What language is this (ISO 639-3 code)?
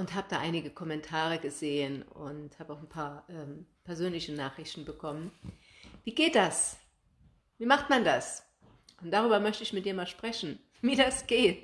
deu